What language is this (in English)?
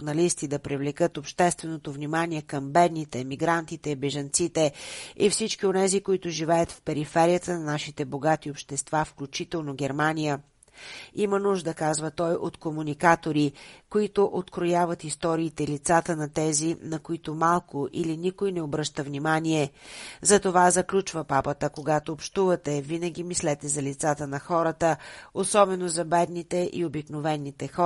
Bulgarian